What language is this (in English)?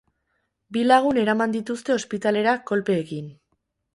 Basque